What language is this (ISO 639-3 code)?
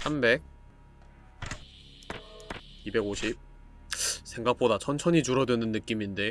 kor